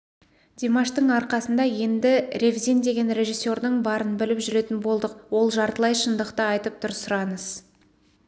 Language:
Kazakh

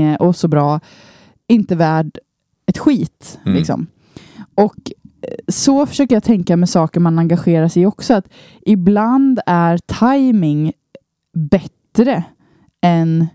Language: Swedish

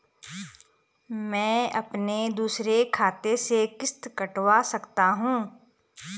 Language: Hindi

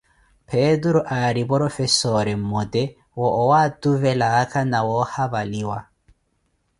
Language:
Koti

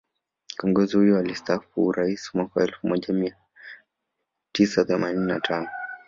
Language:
Swahili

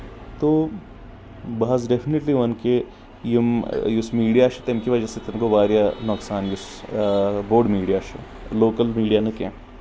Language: Kashmiri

